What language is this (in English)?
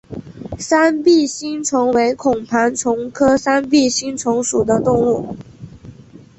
Chinese